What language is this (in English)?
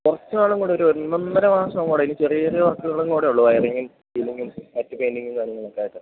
Malayalam